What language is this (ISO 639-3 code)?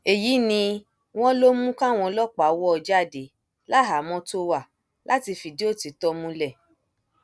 yor